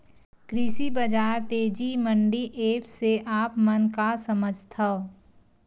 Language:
Chhattisgarhi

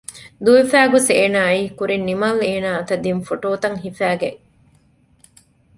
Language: Divehi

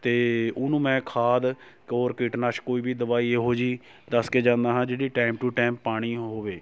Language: Punjabi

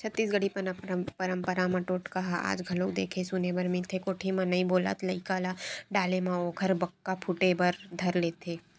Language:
Chhattisgarhi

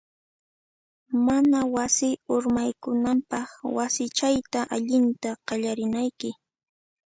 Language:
Puno Quechua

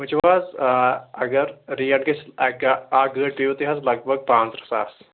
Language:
Kashmiri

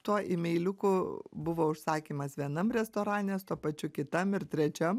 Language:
Lithuanian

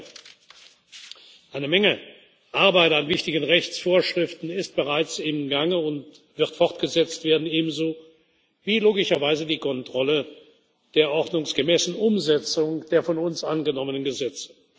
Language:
German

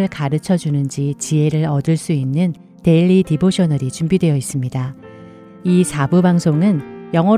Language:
Korean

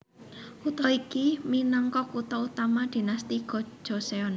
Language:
Javanese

